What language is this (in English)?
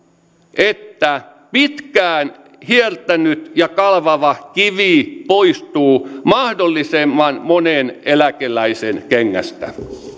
Finnish